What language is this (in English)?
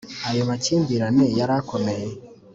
Kinyarwanda